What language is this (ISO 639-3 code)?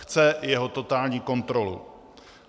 ces